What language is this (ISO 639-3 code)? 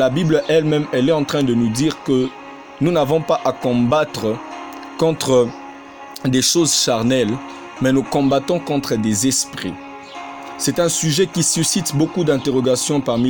fra